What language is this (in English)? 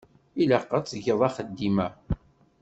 Kabyle